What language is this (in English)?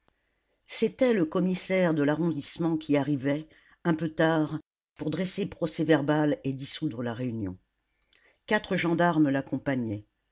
French